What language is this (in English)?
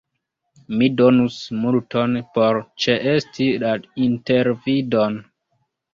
Esperanto